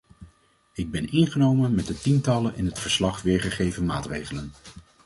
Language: Dutch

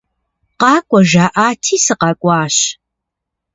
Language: Kabardian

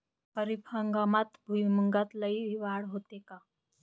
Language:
Marathi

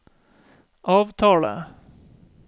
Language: Norwegian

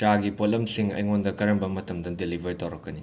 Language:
Manipuri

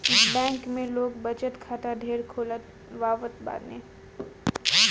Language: Bhojpuri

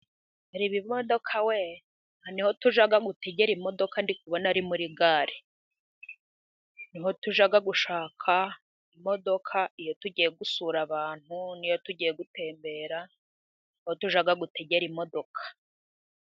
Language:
Kinyarwanda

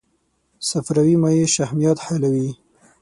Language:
Pashto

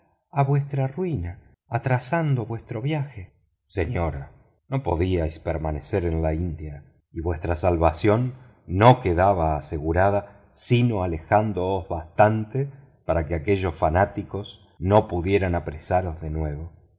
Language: Spanish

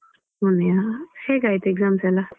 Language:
Kannada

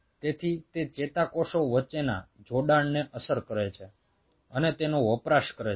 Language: Gujarati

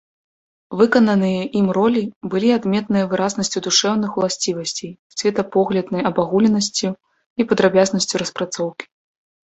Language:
Belarusian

